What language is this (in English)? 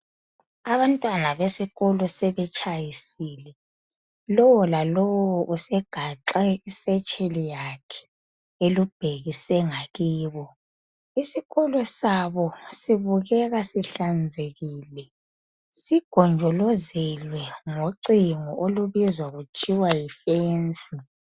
North Ndebele